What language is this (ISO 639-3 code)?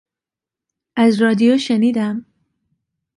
fas